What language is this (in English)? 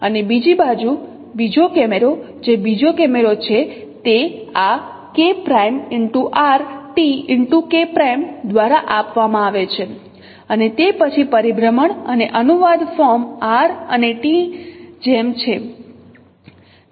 Gujarati